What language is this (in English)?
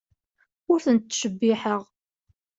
Kabyle